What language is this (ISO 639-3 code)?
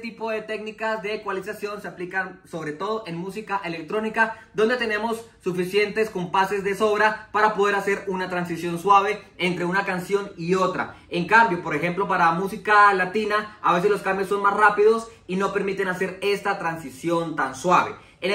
spa